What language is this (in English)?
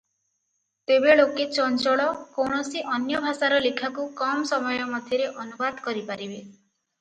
Odia